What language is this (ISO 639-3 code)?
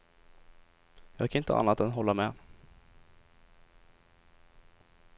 swe